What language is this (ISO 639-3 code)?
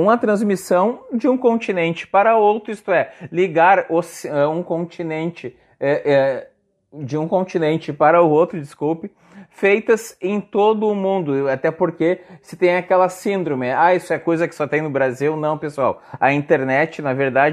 por